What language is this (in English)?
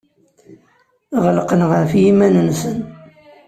Kabyle